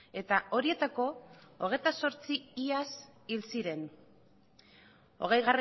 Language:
Basque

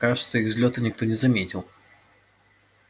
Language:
Russian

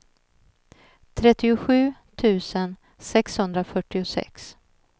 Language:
Swedish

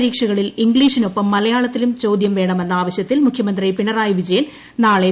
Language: Malayalam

